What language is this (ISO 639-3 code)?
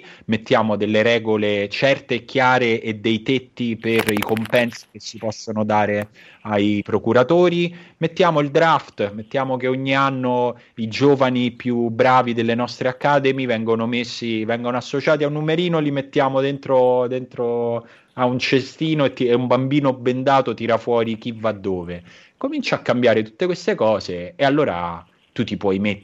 ita